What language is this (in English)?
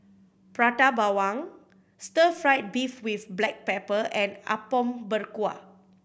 English